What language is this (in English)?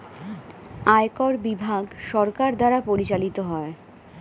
Bangla